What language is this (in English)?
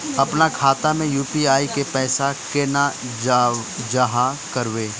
Magahi